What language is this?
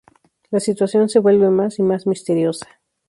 Spanish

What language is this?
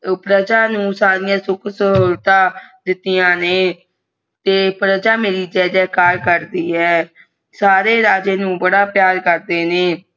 Punjabi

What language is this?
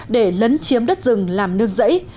Vietnamese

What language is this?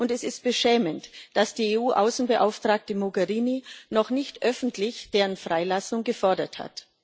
German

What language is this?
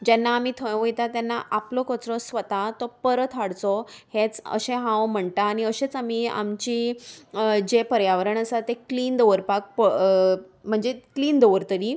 Konkani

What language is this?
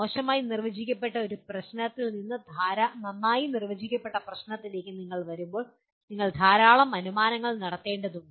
Malayalam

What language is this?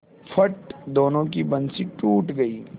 Hindi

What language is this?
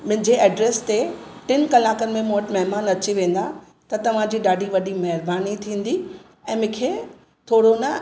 Sindhi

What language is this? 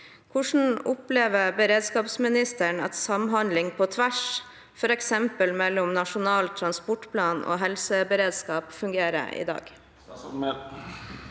Norwegian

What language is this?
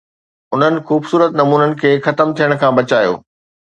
Sindhi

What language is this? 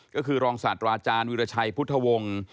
Thai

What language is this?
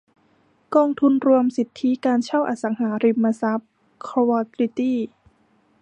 Thai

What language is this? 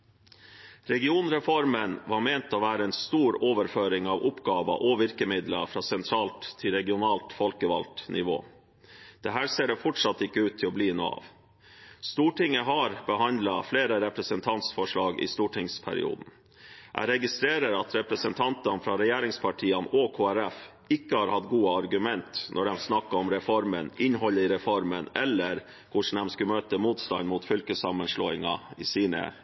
Norwegian Bokmål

